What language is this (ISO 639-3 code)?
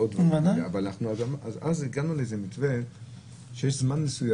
heb